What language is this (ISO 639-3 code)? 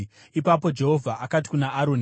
sna